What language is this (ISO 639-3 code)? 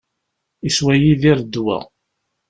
kab